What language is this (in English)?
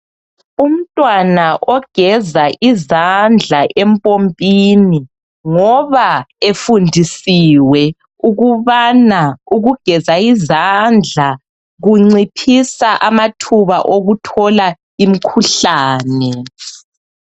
North Ndebele